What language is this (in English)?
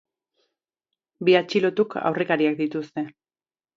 Basque